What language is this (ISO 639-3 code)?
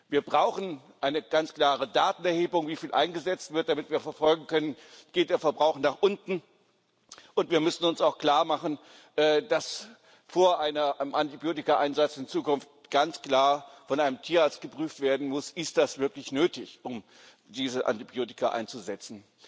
deu